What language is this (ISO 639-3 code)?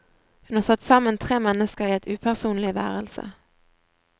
nor